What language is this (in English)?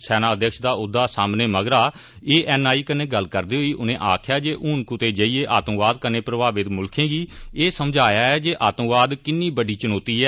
Dogri